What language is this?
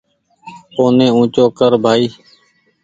Goaria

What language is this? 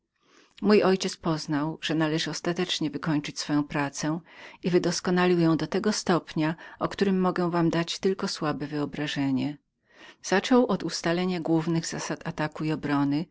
Polish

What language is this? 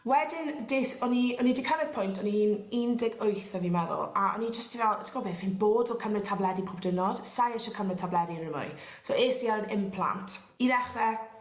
Welsh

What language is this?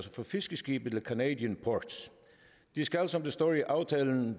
Danish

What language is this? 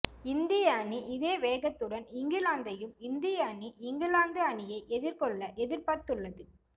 Tamil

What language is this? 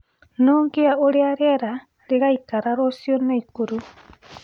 Kikuyu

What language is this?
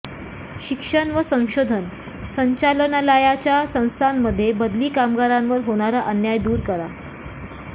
Marathi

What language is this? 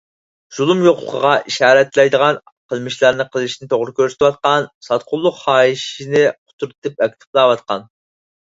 Uyghur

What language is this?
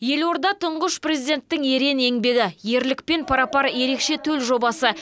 Kazakh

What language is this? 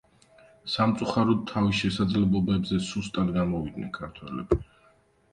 Georgian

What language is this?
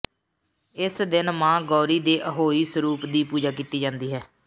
Punjabi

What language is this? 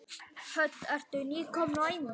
Icelandic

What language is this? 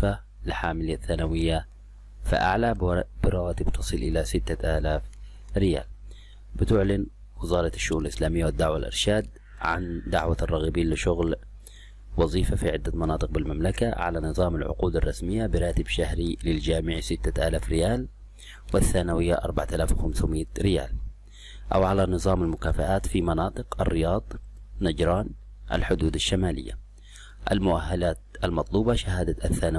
Arabic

